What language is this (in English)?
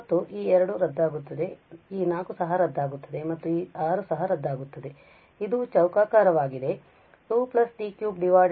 Kannada